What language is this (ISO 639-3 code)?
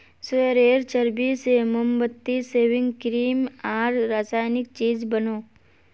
mag